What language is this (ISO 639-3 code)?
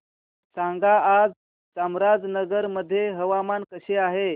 mar